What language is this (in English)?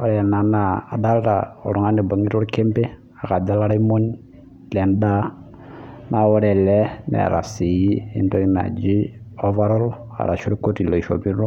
Masai